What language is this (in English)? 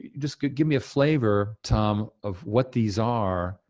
English